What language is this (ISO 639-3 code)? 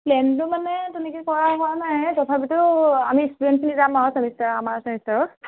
asm